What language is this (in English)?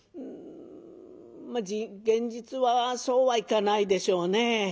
Japanese